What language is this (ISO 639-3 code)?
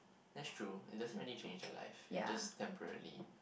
eng